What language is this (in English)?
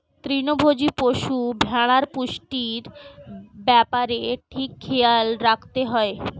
Bangla